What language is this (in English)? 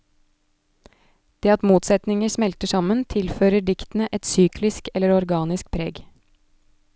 Norwegian